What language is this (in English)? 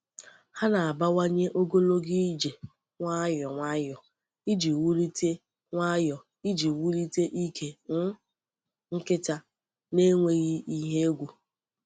Igbo